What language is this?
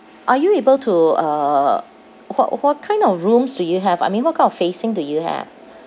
English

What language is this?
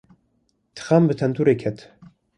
Kurdish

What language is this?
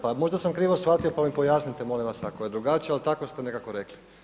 Croatian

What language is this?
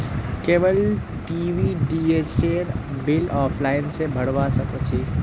Magahi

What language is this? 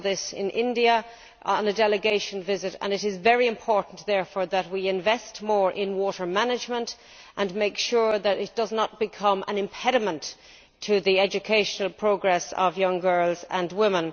English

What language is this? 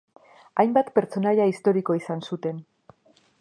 Basque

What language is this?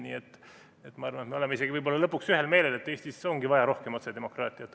Estonian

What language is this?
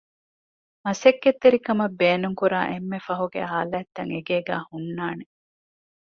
Divehi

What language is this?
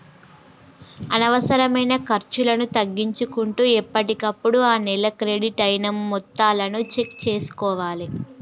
Telugu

